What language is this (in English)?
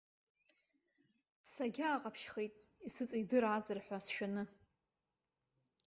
Abkhazian